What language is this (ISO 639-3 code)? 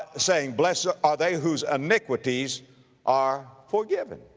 eng